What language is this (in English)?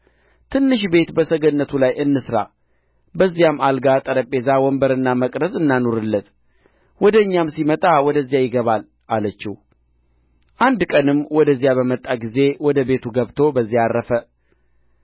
Amharic